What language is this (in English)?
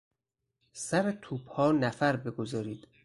Persian